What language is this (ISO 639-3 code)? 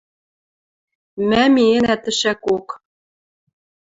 mrj